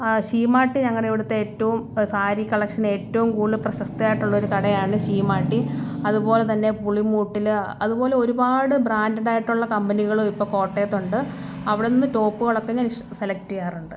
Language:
Malayalam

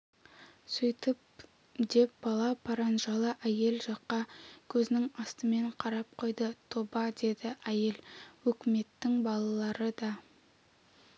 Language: Kazakh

